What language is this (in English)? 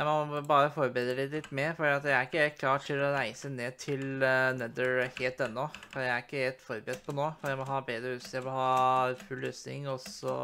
Norwegian